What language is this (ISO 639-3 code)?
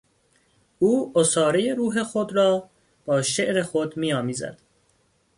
fas